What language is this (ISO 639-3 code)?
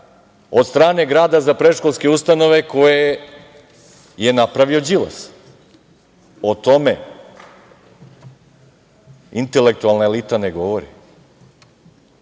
srp